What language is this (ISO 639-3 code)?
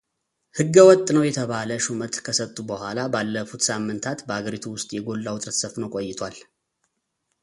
amh